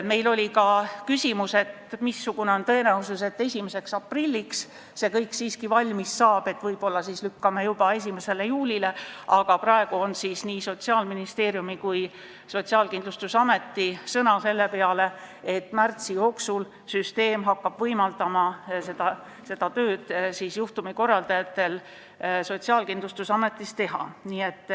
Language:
Estonian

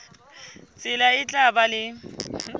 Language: Southern Sotho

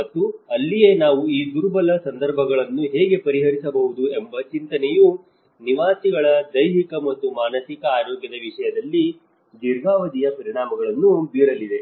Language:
Kannada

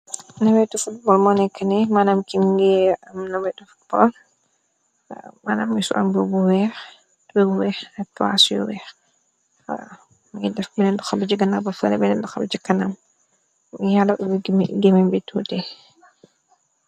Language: Wolof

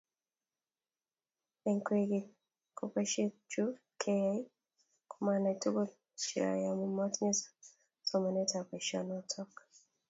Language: Kalenjin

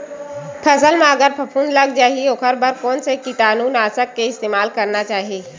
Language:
Chhattisgarhi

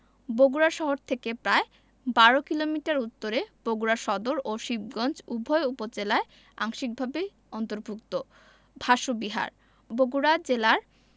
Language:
Bangla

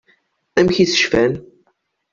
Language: Kabyle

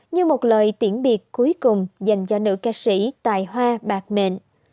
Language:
Vietnamese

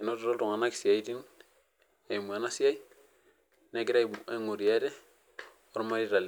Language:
Masai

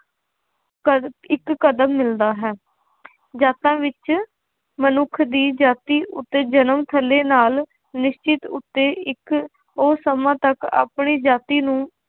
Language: Punjabi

